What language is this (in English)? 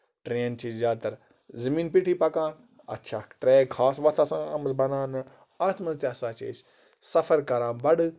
Kashmiri